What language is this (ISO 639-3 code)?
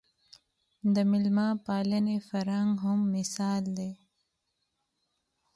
pus